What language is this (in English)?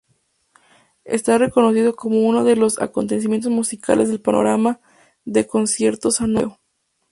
Spanish